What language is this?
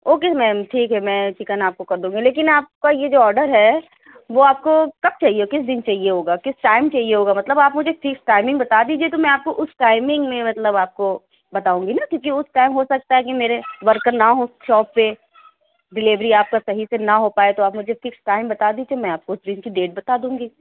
Urdu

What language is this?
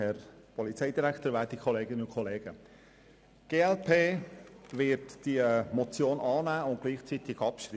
Swiss German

